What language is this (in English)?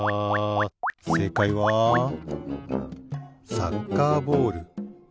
Japanese